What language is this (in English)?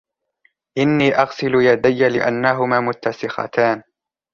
Arabic